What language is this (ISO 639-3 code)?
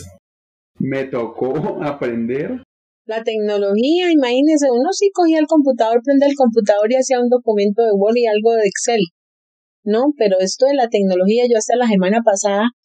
spa